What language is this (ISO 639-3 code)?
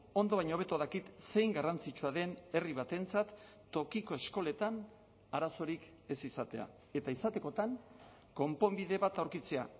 eus